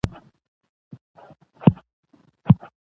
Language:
Pashto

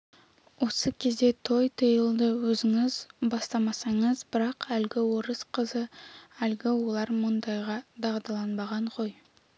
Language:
Kazakh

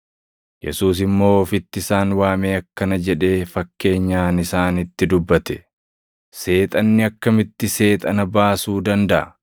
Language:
Oromo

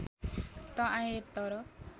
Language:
Nepali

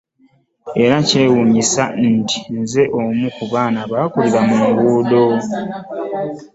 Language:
Ganda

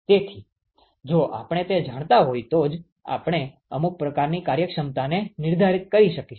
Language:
Gujarati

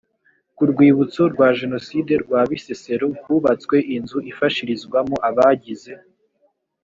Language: Kinyarwanda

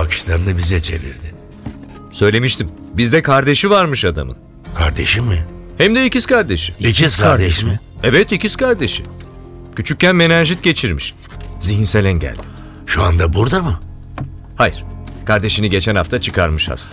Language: Turkish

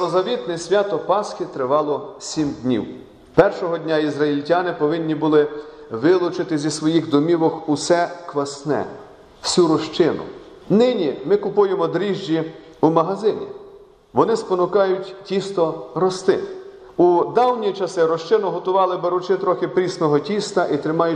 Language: Ukrainian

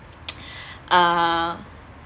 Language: English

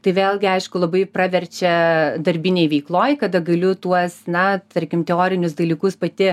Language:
Lithuanian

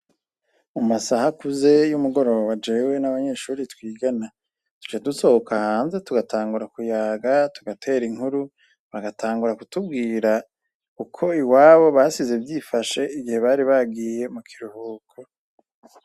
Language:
Rundi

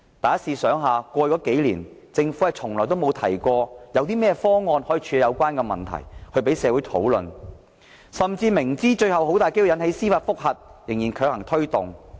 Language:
Cantonese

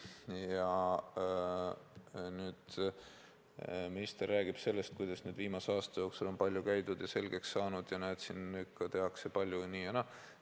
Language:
Estonian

